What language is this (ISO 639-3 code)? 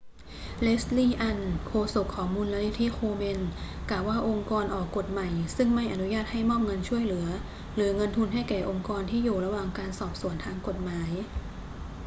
tha